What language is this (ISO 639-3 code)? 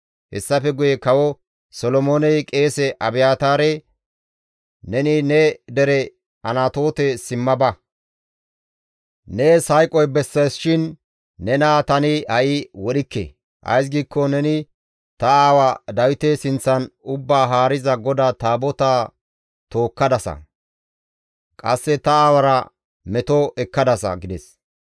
gmv